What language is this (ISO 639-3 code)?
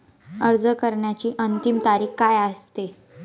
mar